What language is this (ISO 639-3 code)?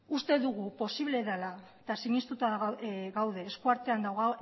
eus